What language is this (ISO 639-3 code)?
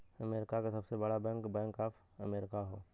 bho